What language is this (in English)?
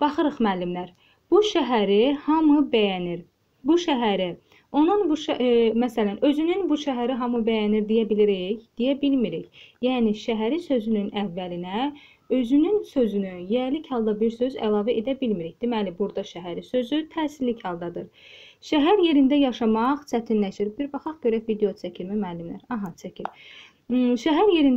Turkish